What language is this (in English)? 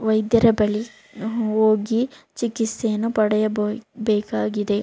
Kannada